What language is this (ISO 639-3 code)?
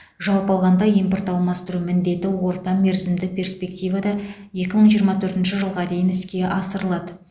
kaz